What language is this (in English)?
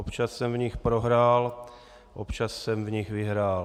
Czech